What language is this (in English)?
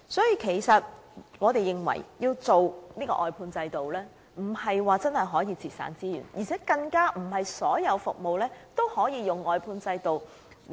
Cantonese